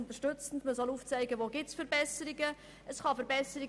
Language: Swiss German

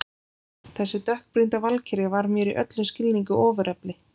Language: Icelandic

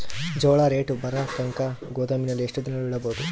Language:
Kannada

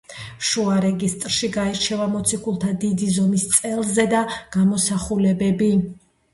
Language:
Georgian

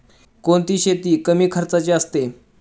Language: Marathi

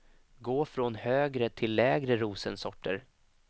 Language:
Swedish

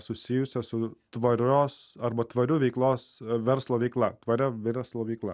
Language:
Lithuanian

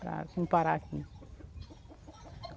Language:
Portuguese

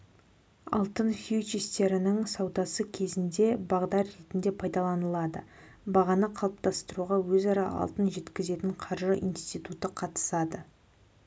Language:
Kazakh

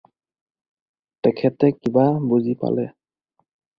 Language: Assamese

